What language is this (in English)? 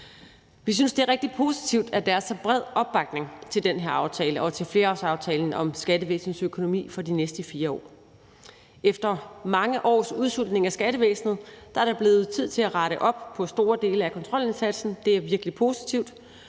Danish